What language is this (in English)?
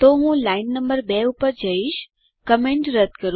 Gujarati